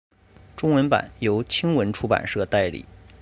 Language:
Chinese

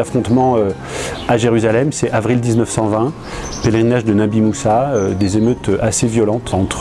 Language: French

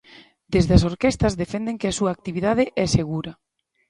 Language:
Galician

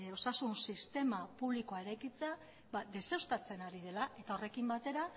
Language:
Basque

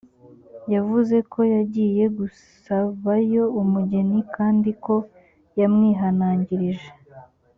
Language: Kinyarwanda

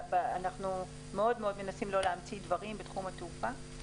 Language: Hebrew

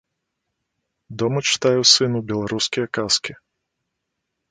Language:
Belarusian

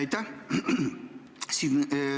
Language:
Estonian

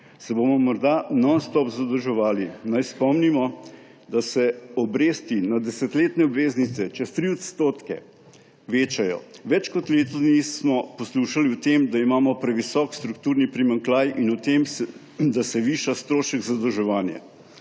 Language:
Slovenian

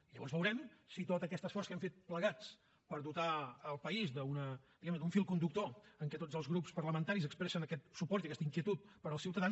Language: Catalan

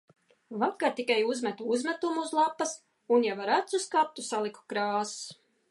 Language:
Latvian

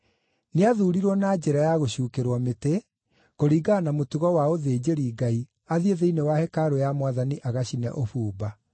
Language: Kikuyu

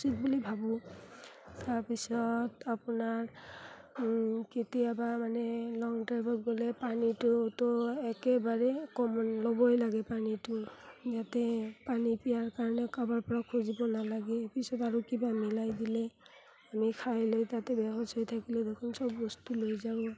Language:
Assamese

